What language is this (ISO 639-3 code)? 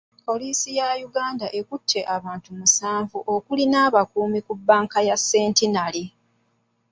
lug